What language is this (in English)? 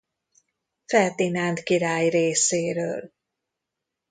Hungarian